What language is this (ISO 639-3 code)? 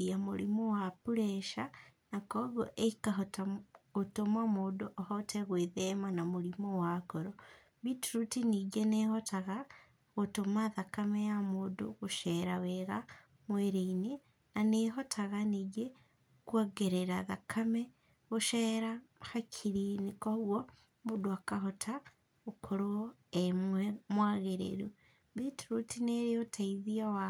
kik